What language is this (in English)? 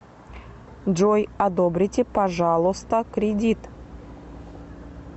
Russian